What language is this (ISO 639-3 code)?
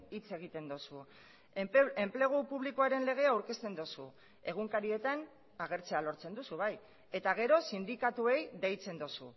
eus